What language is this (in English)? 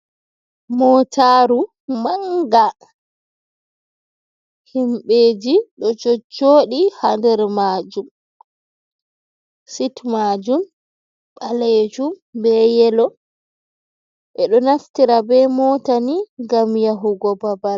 Fula